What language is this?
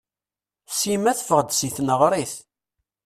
Kabyle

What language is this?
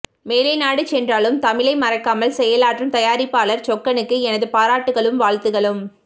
Tamil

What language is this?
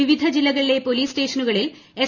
Malayalam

